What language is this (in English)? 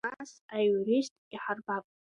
Abkhazian